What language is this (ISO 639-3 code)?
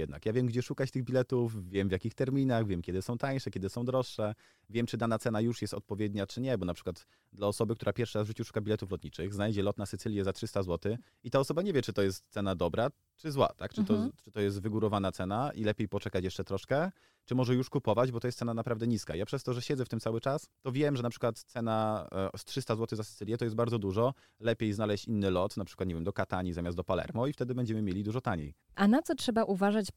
pol